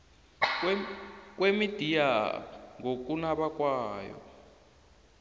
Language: South Ndebele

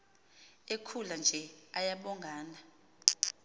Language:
Xhosa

